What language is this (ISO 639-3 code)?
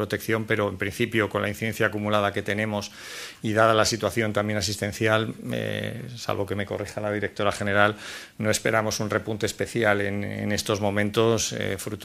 spa